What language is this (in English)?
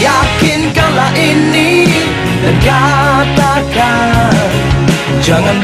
Indonesian